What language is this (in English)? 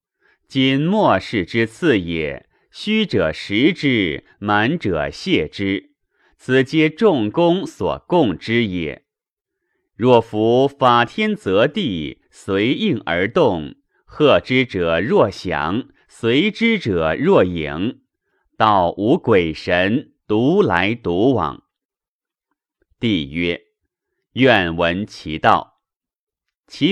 Chinese